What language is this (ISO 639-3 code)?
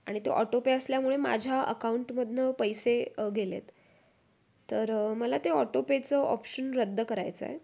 mar